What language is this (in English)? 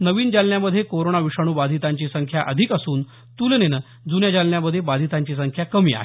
Marathi